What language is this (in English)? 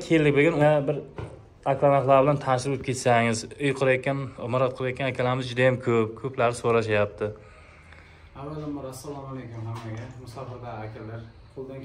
Turkish